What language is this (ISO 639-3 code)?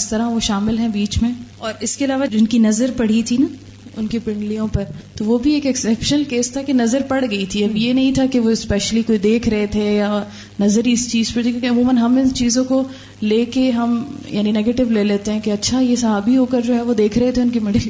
urd